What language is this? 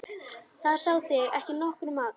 Icelandic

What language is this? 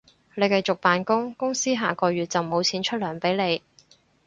Cantonese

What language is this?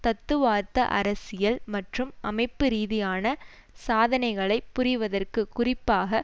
Tamil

